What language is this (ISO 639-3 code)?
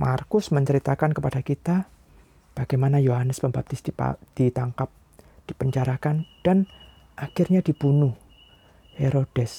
ind